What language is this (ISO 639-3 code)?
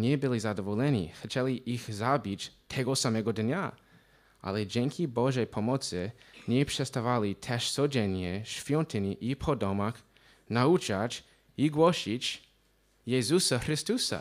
pol